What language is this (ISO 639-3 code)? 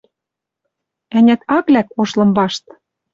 mrj